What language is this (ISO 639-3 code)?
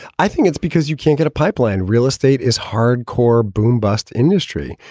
eng